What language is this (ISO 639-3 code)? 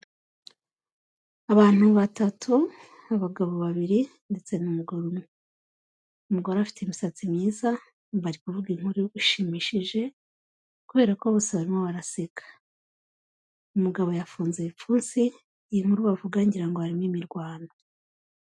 kin